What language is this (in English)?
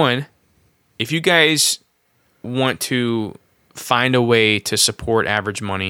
English